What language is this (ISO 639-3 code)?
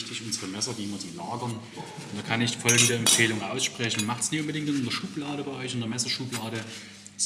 deu